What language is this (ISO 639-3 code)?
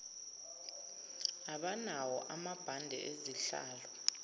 zul